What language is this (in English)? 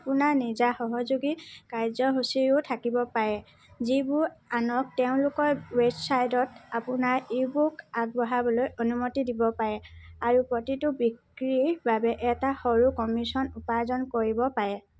Assamese